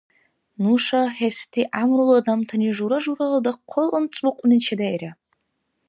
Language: Dargwa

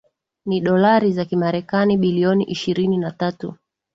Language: Swahili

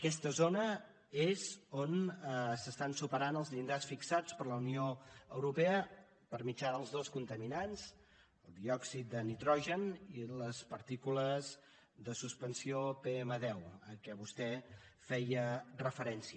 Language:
Catalan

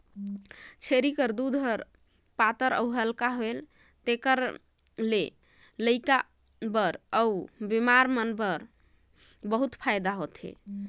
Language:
Chhattisgarhi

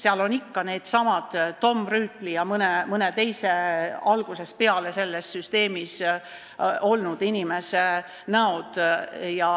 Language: Estonian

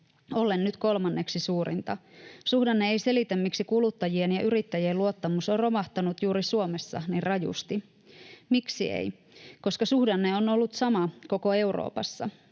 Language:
Finnish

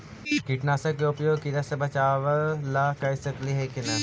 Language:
Magahi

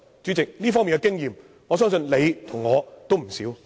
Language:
Cantonese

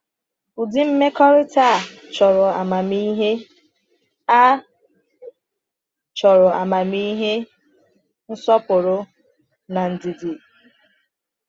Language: Igbo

